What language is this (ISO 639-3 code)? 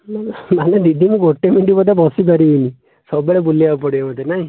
ori